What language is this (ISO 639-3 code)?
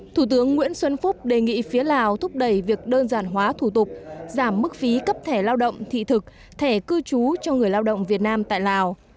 vie